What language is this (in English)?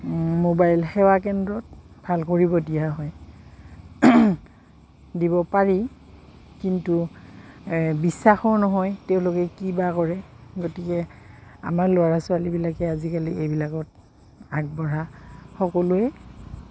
Assamese